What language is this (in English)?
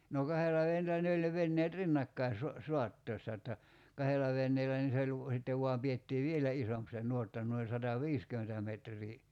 Finnish